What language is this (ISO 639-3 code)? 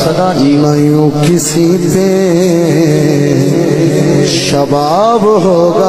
ara